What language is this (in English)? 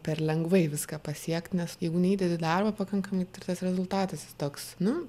Lithuanian